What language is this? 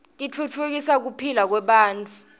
Swati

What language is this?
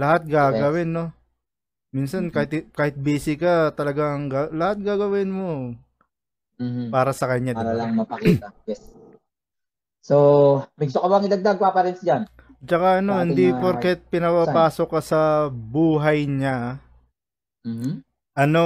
Filipino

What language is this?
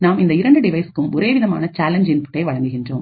Tamil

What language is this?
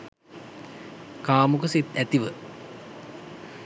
Sinhala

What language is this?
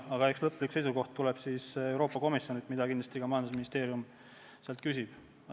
Estonian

